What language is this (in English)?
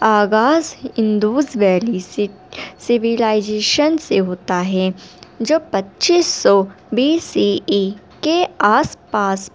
Urdu